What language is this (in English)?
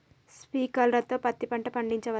Telugu